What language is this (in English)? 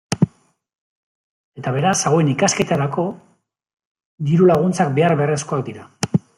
Basque